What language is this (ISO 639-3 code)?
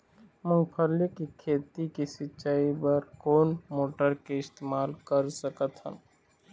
hne